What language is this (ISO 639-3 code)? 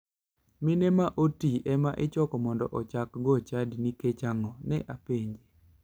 luo